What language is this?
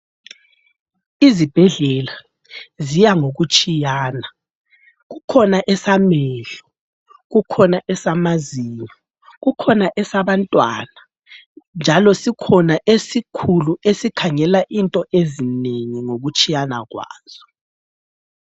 North Ndebele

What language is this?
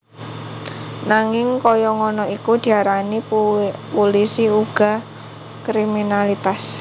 Javanese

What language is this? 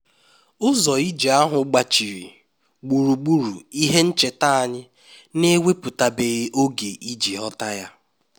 Igbo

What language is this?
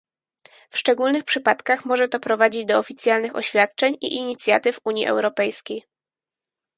Polish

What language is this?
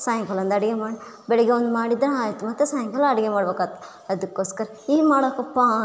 Kannada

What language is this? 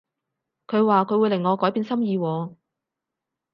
Cantonese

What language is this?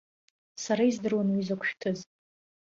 Abkhazian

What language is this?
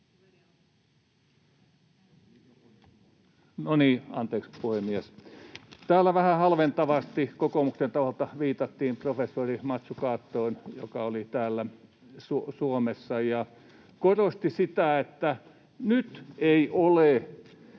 Finnish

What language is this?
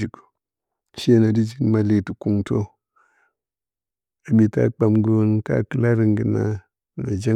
Bacama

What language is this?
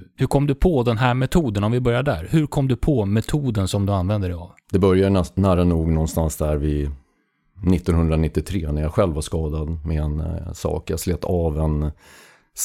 Swedish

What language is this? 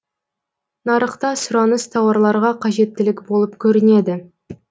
Kazakh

